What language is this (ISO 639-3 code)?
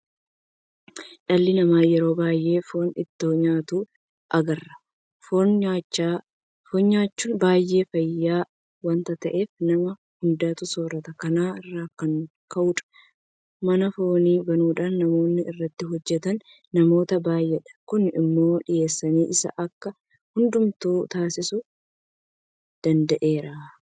orm